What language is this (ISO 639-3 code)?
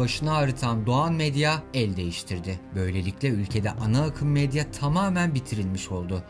tur